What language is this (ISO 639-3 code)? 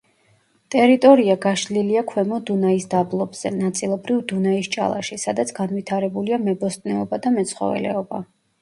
kat